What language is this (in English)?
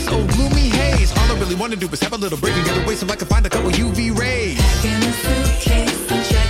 Czech